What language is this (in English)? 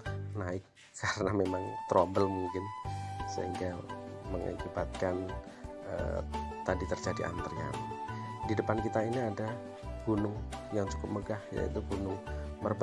Indonesian